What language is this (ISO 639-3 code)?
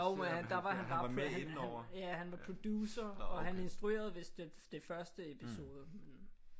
dan